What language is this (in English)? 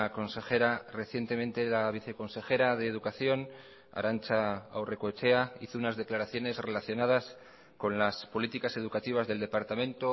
Spanish